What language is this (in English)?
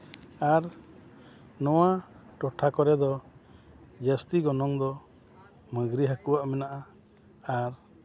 Santali